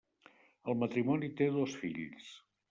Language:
Catalan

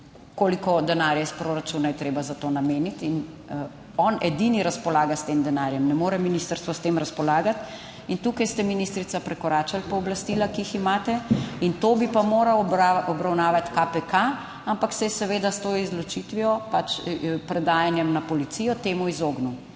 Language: Slovenian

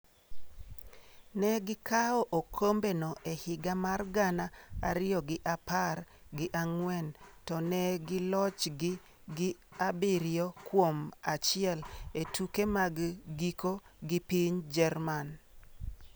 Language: Luo (Kenya and Tanzania)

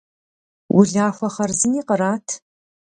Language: Kabardian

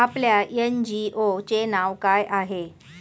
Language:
Marathi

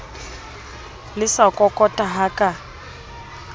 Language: Southern Sotho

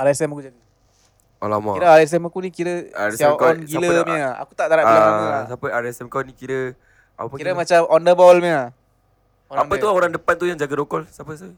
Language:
Malay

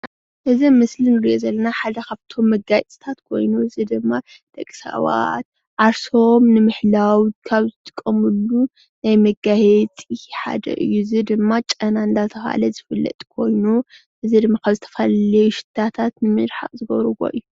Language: Tigrinya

